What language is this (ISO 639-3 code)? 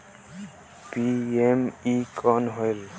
hne